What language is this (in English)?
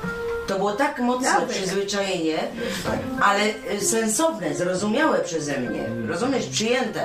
Polish